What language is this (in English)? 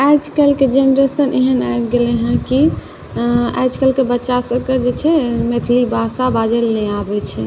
Maithili